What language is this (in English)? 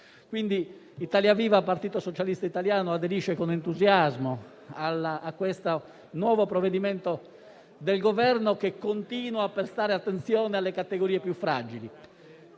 Italian